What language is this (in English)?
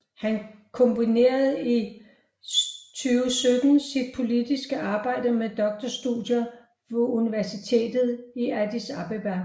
Danish